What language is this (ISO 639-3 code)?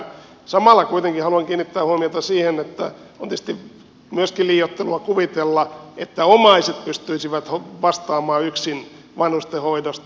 fin